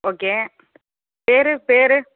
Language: Tamil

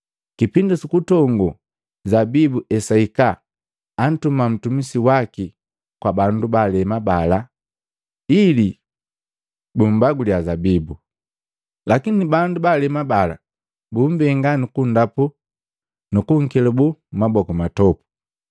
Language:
Matengo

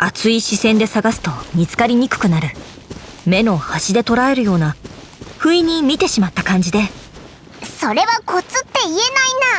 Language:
Japanese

